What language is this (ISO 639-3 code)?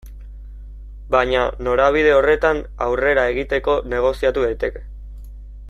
eus